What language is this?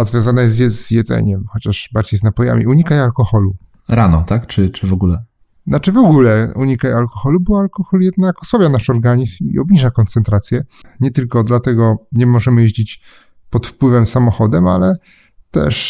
Polish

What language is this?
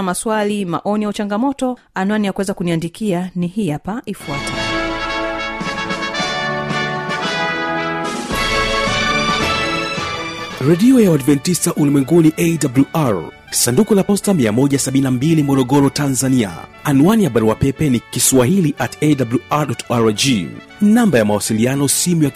Swahili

